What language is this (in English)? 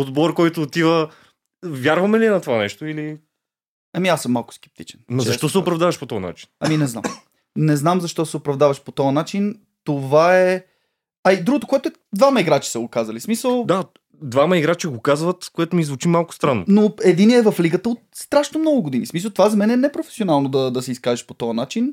Bulgarian